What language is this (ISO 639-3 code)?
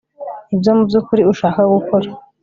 kin